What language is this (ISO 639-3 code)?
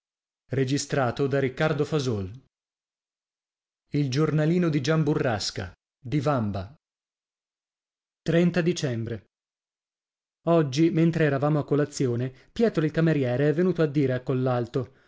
ita